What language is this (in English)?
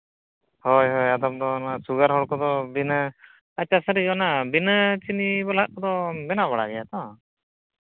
Santali